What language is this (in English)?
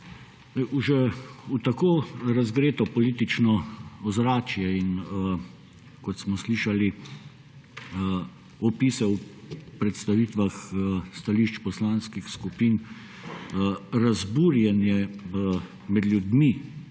Slovenian